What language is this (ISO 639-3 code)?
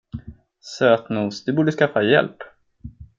swe